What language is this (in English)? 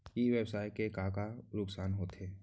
Chhattisgarhi